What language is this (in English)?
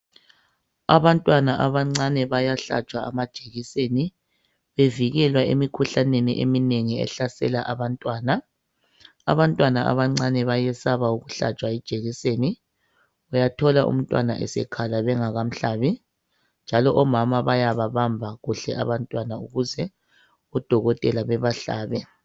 North Ndebele